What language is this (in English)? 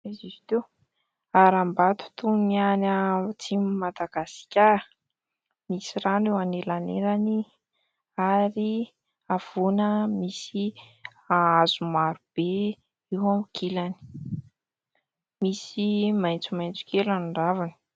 Malagasy